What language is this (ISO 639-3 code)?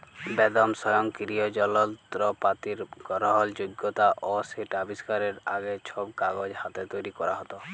ben